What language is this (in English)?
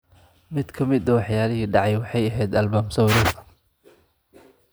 Somali